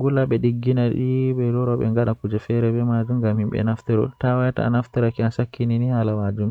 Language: Western Niger Fulfulde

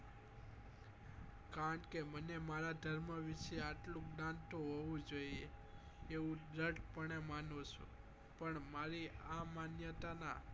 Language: Gujarati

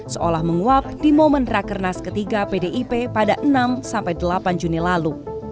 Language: Indonesian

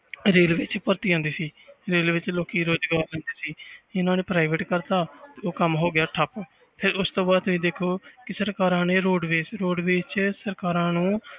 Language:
Punjabi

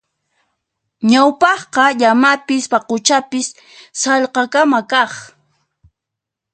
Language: Puno Quechua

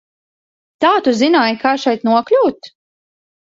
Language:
Latvian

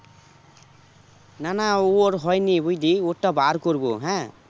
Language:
Bangla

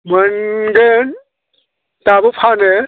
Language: Bodo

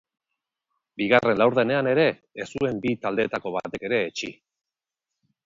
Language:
Basque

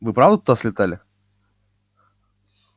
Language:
Russian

